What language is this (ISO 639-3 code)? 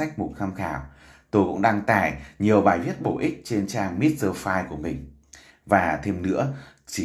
vie